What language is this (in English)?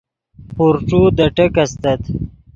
Yidgha